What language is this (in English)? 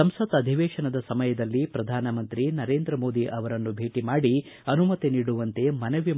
Kannada